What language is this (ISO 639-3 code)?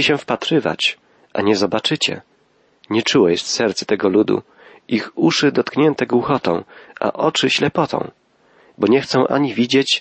pol